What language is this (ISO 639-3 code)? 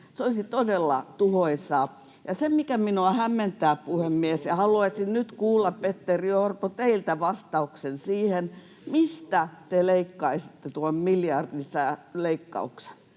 fin